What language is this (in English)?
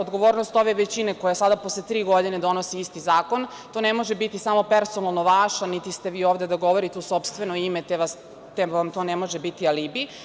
Serbian